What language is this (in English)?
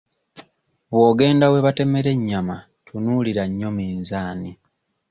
Ganda